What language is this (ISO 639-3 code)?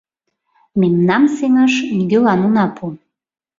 chm